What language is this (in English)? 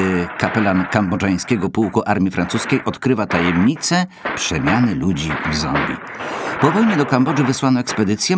Polish